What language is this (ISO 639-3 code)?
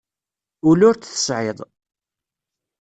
kab